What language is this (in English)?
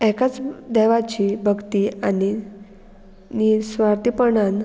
Konkani